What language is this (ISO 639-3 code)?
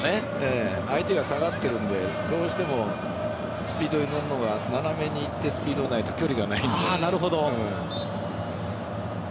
jpn